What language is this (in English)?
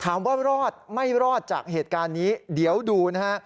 Thai